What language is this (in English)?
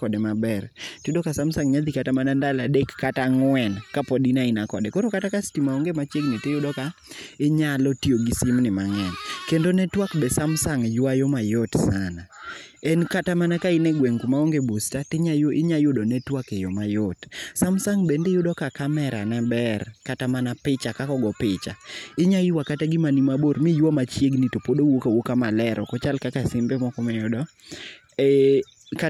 Luo (Kenya and Tanzania)